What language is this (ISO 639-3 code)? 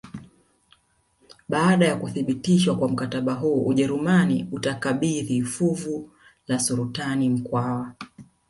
swa